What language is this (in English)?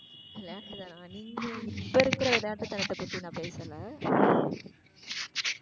Tamil